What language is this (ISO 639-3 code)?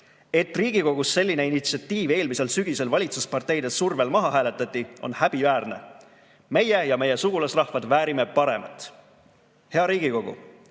est